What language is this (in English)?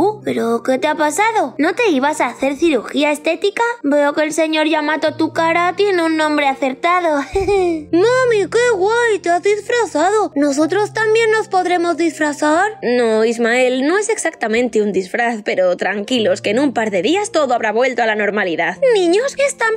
Spanish